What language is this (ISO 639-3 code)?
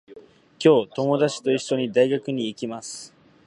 jpn